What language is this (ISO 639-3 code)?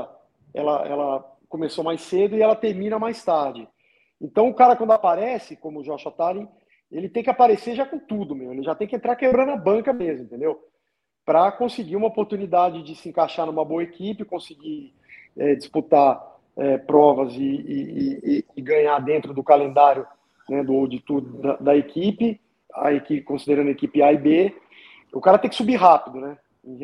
por